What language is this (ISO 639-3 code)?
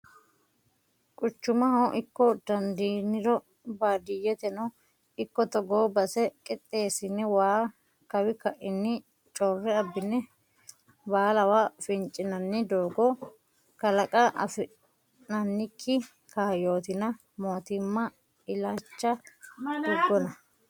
sid